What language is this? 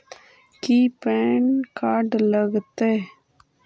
Magahi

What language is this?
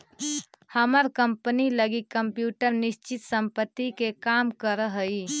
Magahi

